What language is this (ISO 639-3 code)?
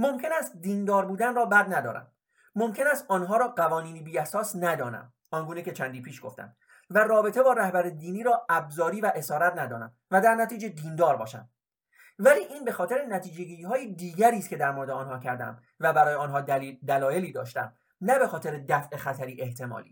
fas